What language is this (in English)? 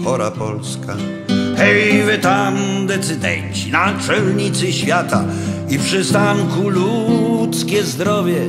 Polish